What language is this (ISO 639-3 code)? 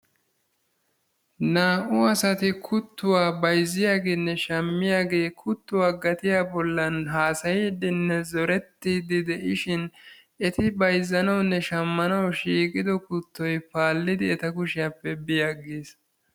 wal